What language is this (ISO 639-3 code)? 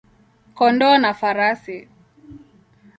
swa